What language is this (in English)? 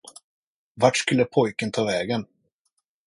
Swedish